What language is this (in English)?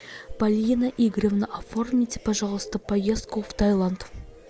Russian